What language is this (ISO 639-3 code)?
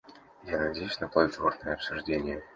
rus